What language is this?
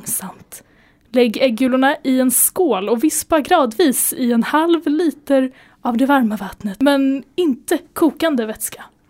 Swedish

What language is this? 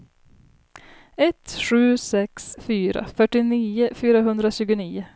Swedish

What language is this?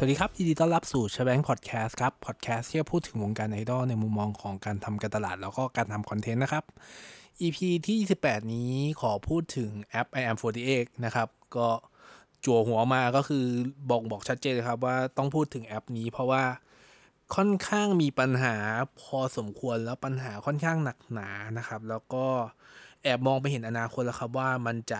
Thai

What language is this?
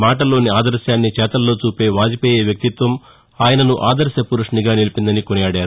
Telugu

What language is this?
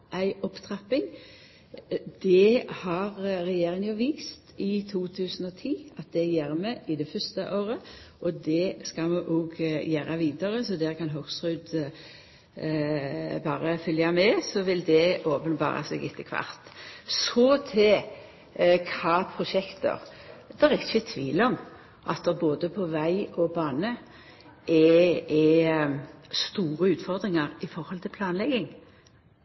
Norwegian Nynorsk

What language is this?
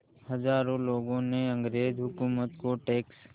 Hindi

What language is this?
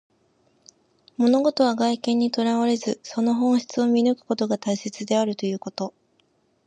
Japanese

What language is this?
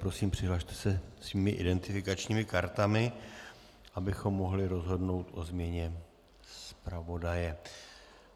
Czech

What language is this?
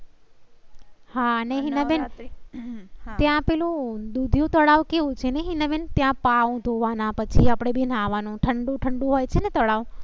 Gujarati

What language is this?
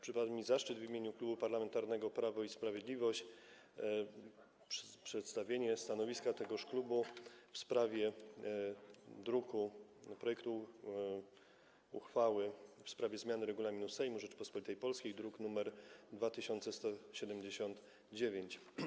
Polish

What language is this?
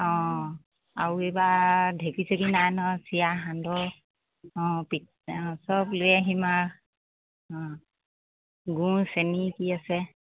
Assamese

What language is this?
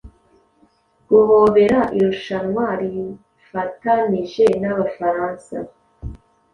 Kinyarwanda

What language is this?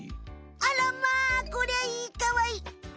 Japanese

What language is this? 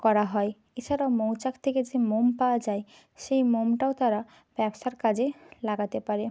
Bangla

